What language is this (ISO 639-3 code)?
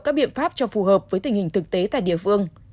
vie